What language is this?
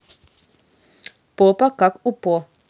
Russian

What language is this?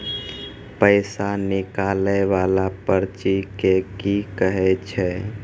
Maithili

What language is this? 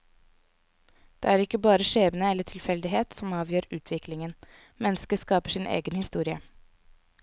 Norwegian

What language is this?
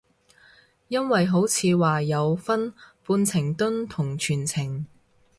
Cantonese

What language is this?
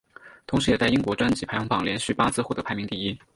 Chinese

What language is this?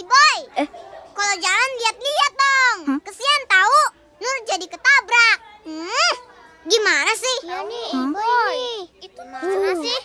Indonesian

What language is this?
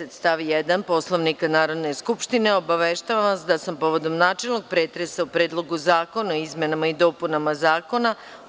Serbian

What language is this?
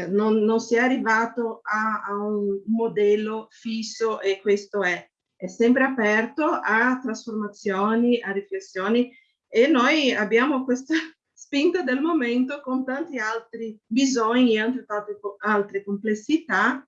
Italian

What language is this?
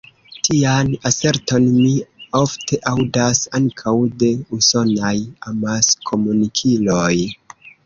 Esperanto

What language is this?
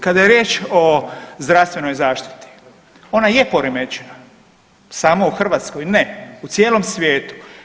Croatian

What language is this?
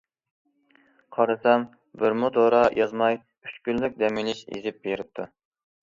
Uyghur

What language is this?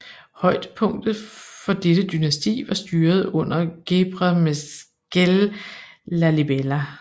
Danish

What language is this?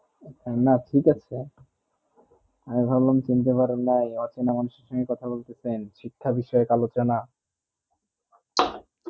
Bangla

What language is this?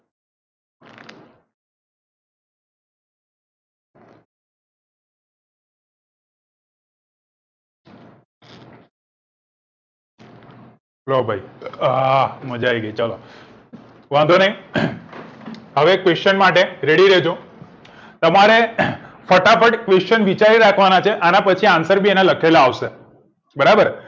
Gujarati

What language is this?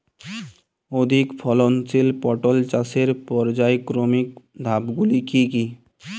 Bangla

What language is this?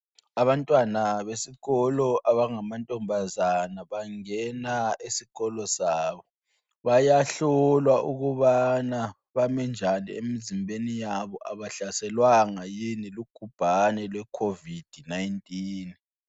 North Ndebele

